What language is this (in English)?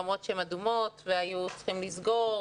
Hebrew